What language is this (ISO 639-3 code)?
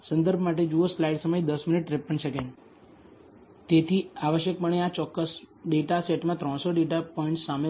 guj